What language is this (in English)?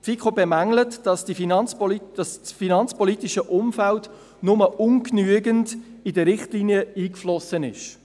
Swiss German